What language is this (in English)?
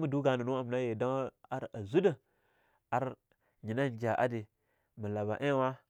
Longuda